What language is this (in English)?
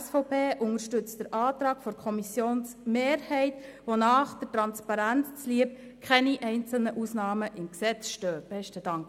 Swiss German